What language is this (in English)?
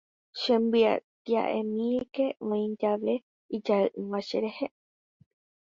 Guarani